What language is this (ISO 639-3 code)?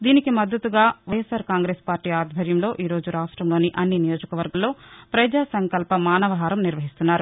tel